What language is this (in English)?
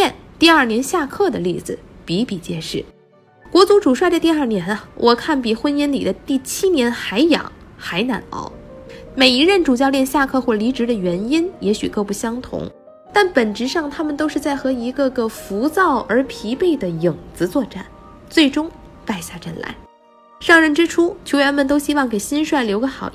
Chinese